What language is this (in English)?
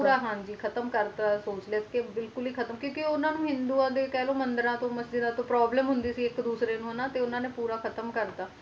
Punjabi